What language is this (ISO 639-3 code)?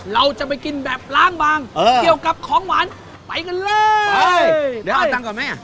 tha